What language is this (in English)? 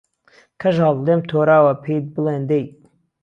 Central Kurdish